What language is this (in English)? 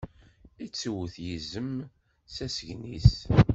Kabyle